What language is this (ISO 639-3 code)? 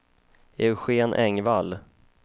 swe